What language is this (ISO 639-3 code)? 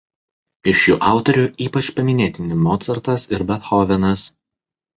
lit